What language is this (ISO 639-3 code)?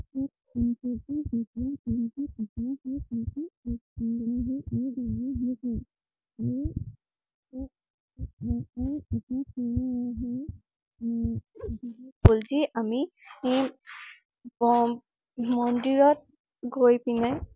asm